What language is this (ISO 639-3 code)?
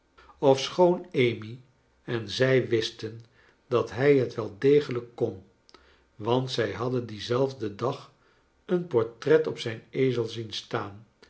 nld